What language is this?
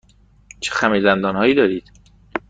Persian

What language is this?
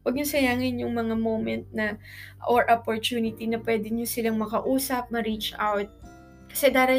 Filipino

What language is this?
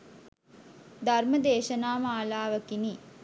Sinhala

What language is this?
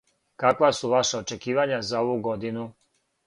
Serbian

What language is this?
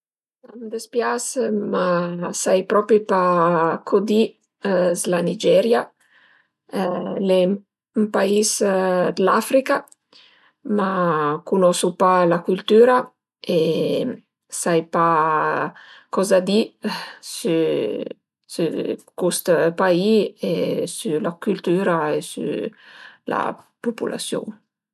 Piedmontese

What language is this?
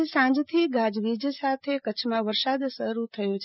Gujarati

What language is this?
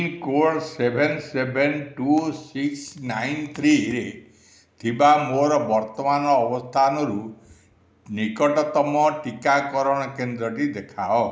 Odia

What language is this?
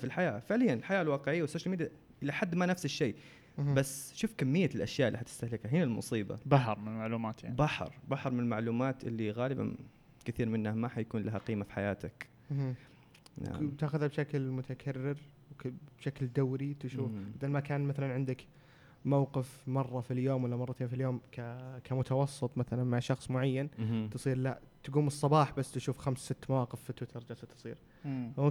Arabic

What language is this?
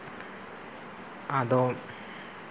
Santali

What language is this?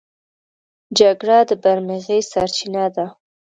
Pashto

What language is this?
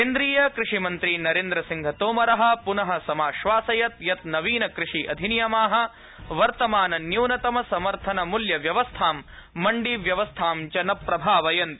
Sanskrit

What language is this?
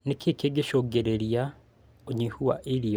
Kikuyu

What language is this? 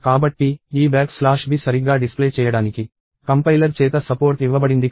Telugu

